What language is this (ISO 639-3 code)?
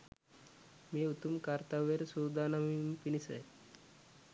sin